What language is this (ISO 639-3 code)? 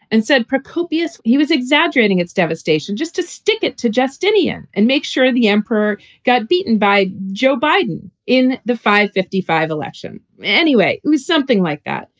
eng